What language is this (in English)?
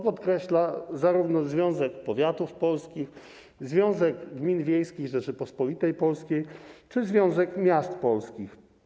Polish